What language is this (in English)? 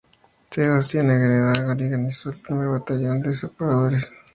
Spanish